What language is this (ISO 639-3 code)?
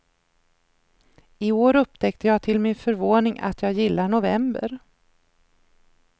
swe